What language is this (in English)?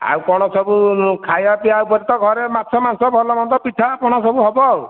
Odia